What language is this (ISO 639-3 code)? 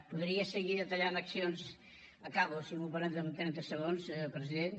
cat